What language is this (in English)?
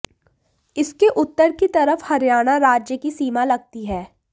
Hindi